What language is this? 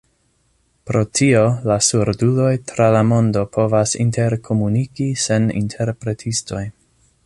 Esperanto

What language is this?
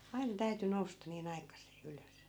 Finnish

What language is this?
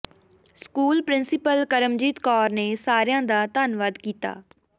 Punjabi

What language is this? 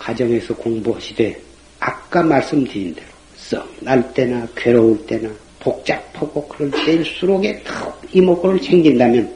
Korean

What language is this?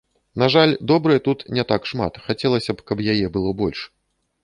Belarusian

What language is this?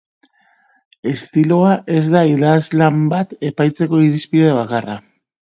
Basque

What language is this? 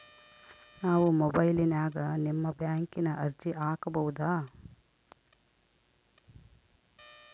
Kannada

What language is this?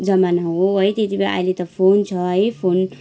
Nepali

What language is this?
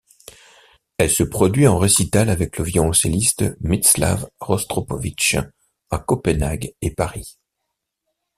French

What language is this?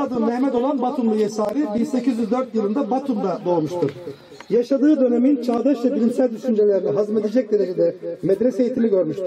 Turkish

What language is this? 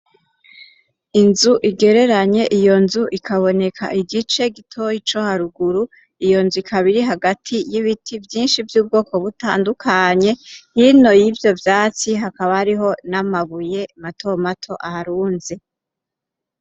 Rundi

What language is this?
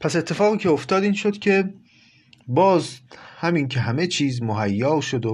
Persian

